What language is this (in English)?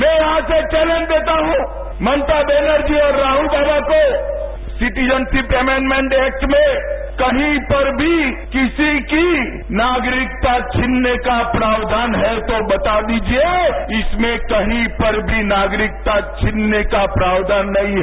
Hindi